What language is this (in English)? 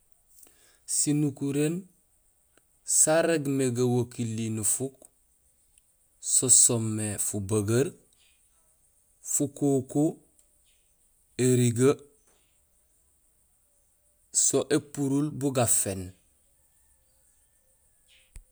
Gusilay